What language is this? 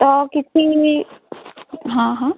Odia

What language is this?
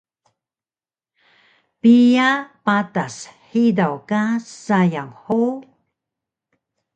Taroko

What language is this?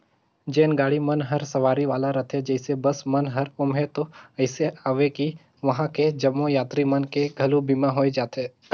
Chhattisgarhi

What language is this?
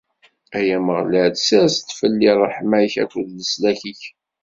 Kabyle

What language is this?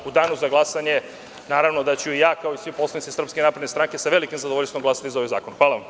Serbian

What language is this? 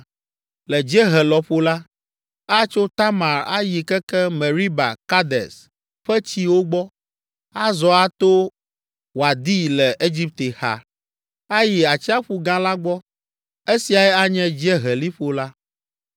Ewe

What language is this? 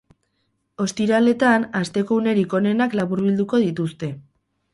Basque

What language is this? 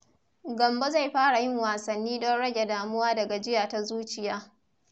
Hausa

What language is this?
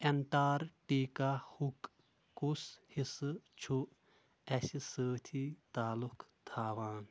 Kashmiri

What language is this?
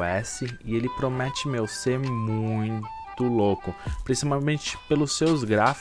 Portuguese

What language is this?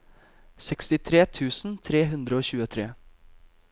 Norwegian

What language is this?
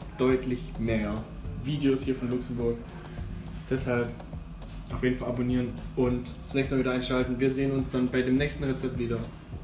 German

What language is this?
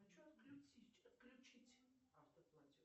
Russian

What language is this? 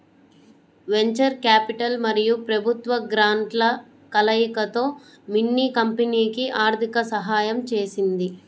Telugu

